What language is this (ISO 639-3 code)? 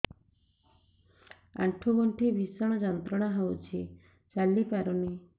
ori